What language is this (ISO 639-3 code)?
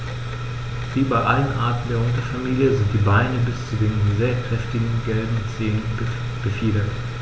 deu